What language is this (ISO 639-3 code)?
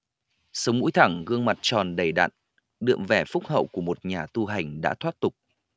vie